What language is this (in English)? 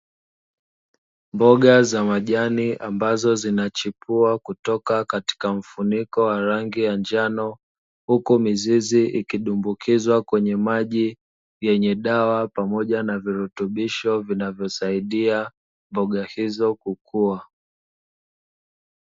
Swahili